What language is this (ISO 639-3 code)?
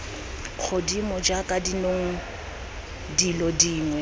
tsn